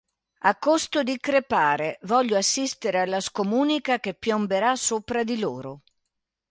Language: Italian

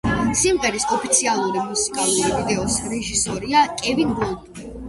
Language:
Georgian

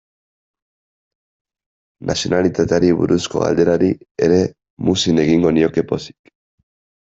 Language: Basque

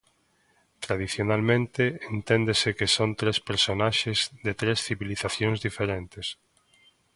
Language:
Galician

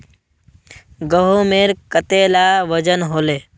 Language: Magahi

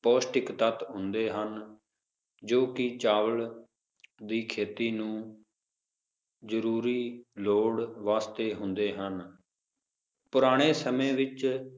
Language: Punjabi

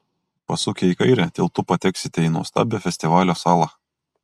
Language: Lithuanian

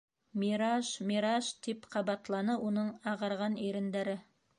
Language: Bashkir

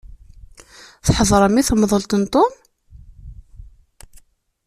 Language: Kabyle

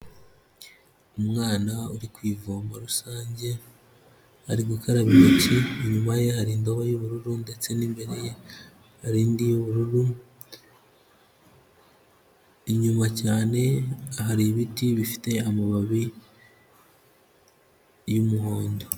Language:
Kinyarwanda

